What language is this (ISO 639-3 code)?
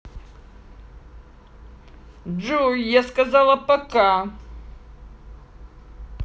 rus